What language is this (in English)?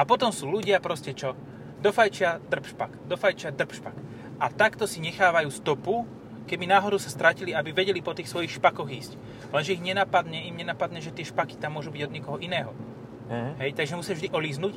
Slovak